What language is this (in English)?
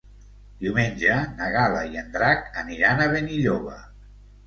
Catalan